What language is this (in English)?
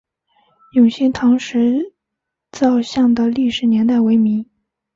Chinese